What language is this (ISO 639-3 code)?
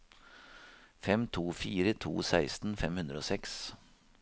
nor